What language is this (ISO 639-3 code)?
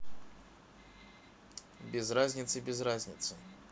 rus